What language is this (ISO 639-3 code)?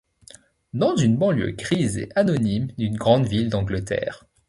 fra